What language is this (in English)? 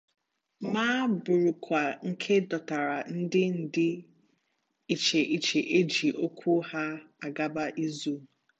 Igbo